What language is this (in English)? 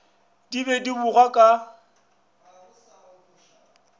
Northern Sotho